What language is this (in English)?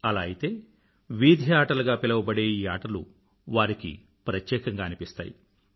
Telugu